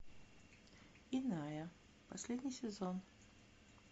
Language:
Russian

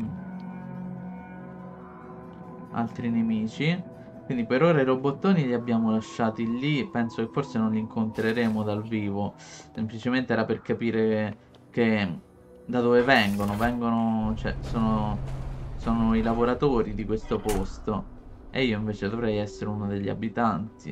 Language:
Italian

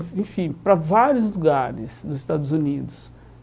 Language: Portuguese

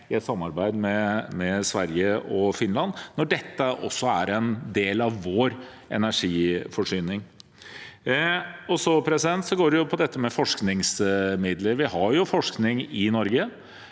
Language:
Norwegian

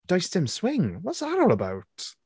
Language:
Welsh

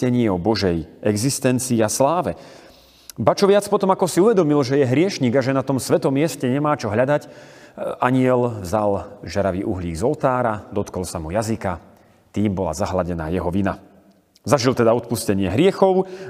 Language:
Slovak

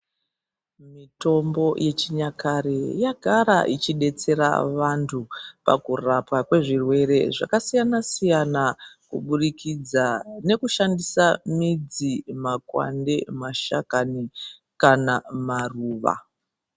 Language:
Ndau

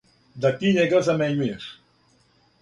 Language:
Serbian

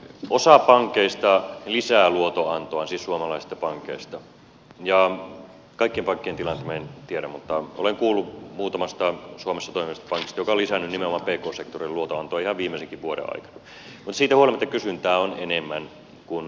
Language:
Finnish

